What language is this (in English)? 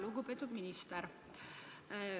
Estonian